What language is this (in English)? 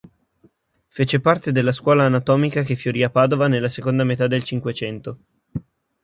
Italian